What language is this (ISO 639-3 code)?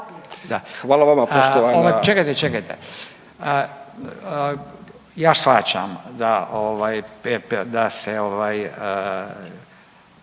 hrv